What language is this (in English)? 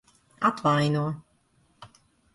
Latvian